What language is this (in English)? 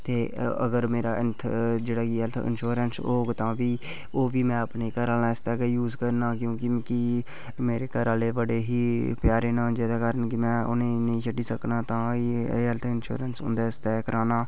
Dogri